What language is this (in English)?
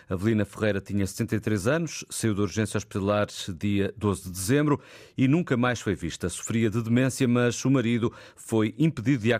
Portuguese